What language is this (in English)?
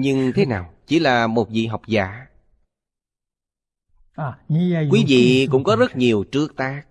Vietnamese